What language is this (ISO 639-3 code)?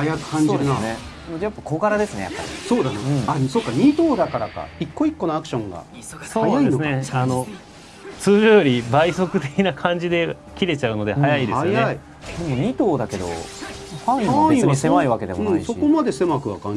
jpn